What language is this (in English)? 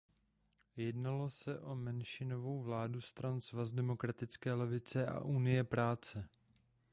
Czech